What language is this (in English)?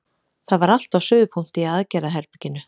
Icelandic